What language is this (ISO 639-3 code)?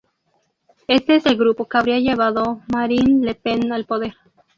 spa